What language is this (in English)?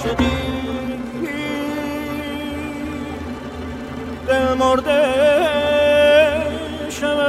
Persian